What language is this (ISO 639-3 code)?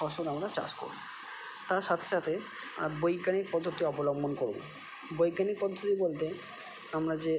ben